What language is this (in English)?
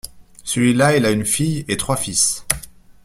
French